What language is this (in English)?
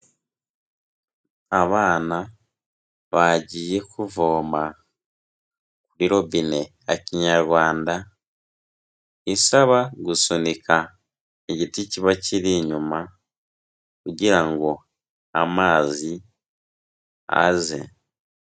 Kinyarwanda